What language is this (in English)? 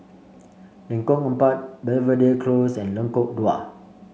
English